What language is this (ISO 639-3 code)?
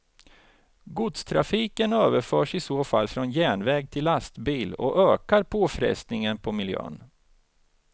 swe